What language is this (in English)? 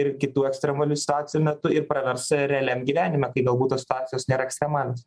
Lithuanian